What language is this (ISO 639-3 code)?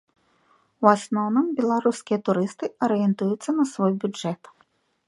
bel